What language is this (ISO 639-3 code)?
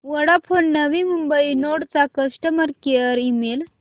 mar